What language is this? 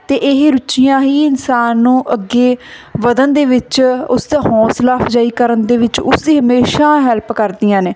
Punjabi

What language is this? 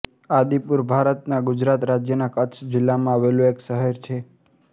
Gujarati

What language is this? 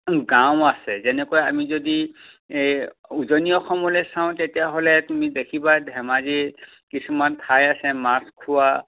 Assamese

